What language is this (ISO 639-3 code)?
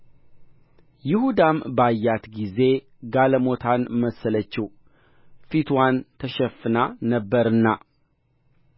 amh